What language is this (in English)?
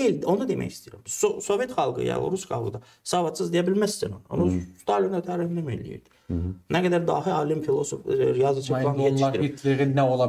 Turkish